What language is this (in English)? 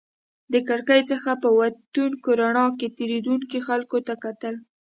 Pashto